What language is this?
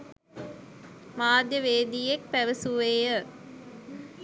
Sinhala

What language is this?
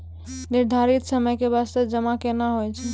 Maithili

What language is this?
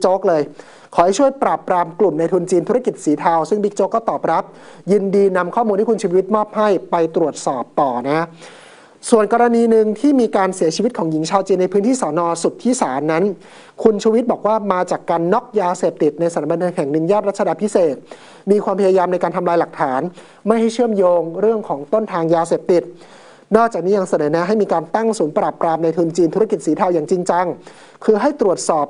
Thai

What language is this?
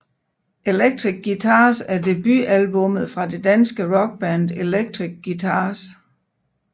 Danish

